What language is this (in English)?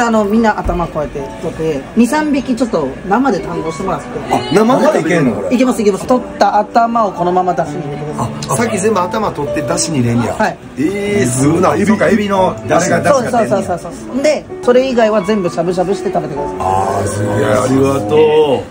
Japanese